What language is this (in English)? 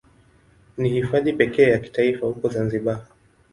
Swahili